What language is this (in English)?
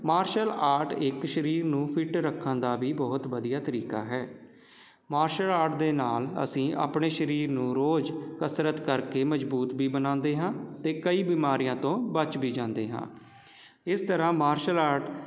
Punjabi